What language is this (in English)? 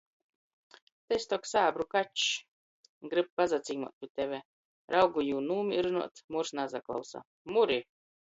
Latgalian